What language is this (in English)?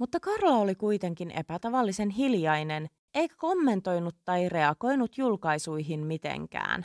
Finnish